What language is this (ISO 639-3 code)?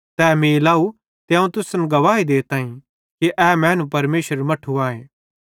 bhd